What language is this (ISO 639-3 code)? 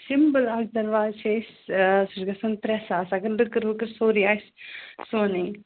kas